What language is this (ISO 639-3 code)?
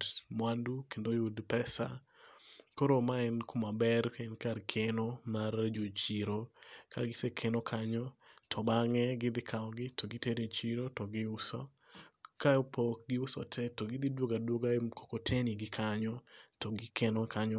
luo